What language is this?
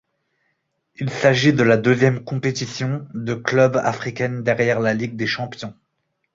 French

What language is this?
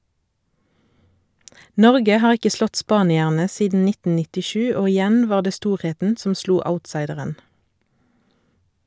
Norwegian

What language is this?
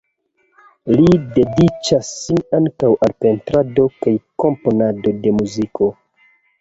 Esperanto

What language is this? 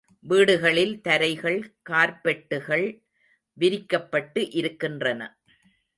Tamil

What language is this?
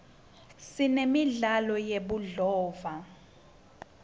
Swati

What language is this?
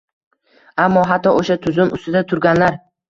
Uzbek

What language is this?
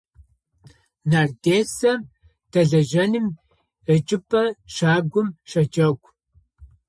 Adyghe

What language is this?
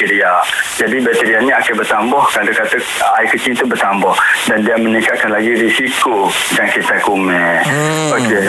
Malay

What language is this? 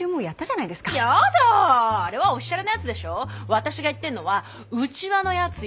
Japanese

